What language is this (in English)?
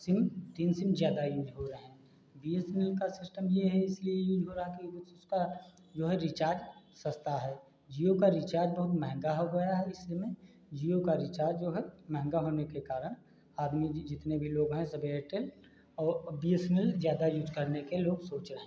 Hindi